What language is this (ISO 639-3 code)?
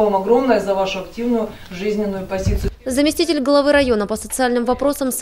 rus